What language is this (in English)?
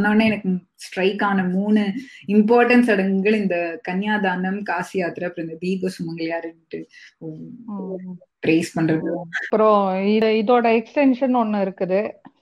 Tamil